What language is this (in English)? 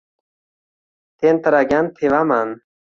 Uzbek